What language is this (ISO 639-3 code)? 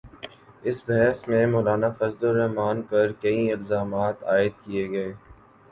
urd